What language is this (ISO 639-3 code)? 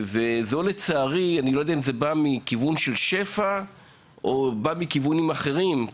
heb